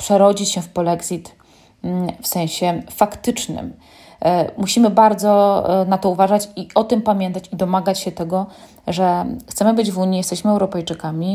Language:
Polish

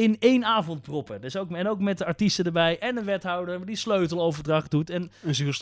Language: Dutch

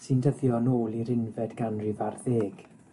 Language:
Welsh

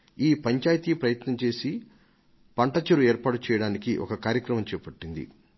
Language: Telugu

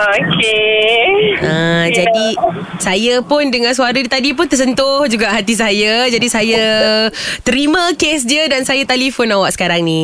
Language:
Malay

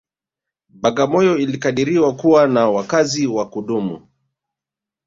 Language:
Swahili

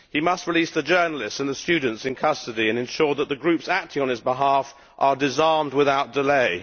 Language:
English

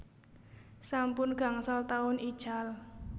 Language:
Javanese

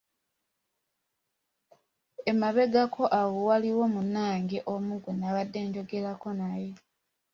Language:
Ganda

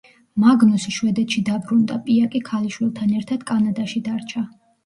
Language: Georgian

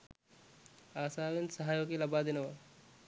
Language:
Sinhala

